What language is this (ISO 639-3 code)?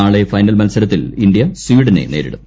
mal